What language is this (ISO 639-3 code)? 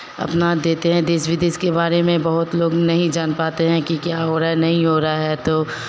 hin